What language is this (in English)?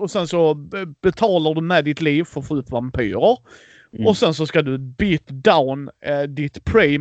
Swedish